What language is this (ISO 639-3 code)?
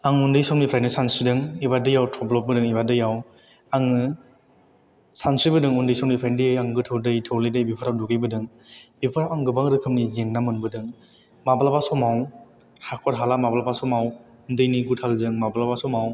brx